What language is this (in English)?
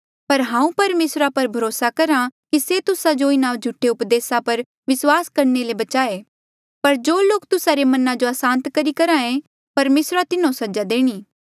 Mandeali